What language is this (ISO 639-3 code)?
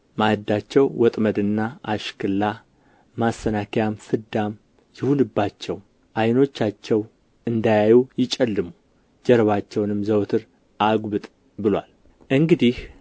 amh